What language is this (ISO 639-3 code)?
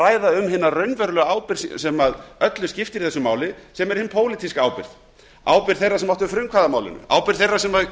isl